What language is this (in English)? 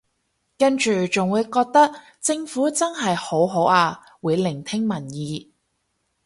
Cantonese